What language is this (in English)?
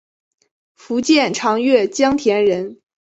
Chinese